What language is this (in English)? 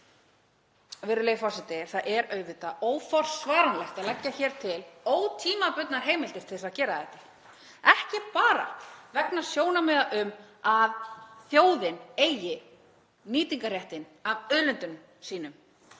Icelandic